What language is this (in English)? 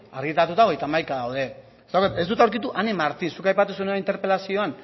Basque